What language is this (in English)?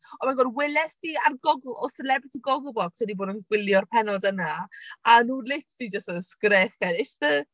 Welsh